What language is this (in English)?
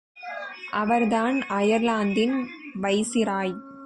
Tamil